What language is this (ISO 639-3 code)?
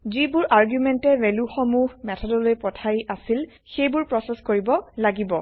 asm